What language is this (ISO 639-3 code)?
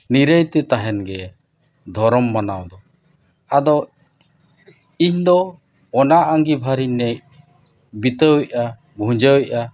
sat